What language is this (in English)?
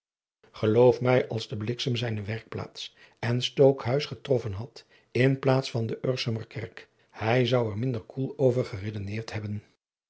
Dutch